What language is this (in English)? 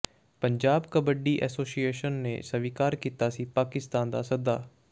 Punjabi